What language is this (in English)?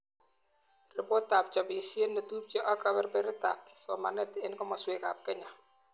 Kalenjin